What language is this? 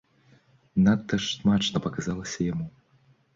Belarusian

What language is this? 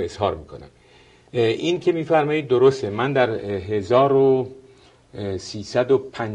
Persian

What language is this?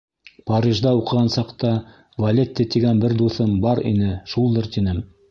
Bashkir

